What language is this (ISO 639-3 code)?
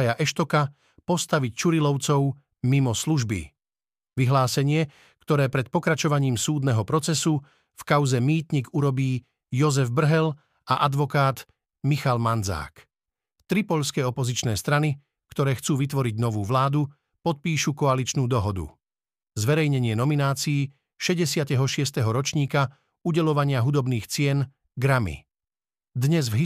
slk